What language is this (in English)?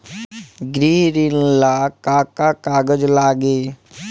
Bhojpuri